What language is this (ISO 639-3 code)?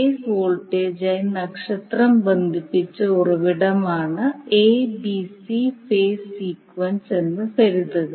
mal